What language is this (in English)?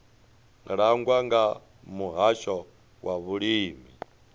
Venda